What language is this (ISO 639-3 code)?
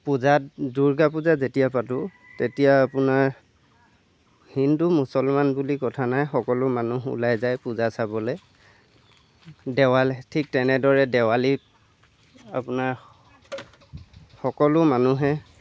asm